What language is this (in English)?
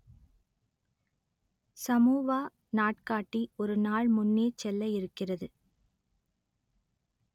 Tamil